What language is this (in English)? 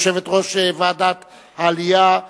Hebrew